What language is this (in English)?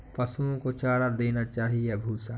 Hindi